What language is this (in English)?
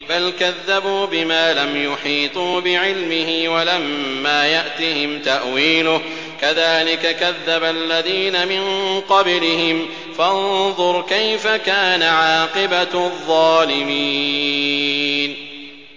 Arabic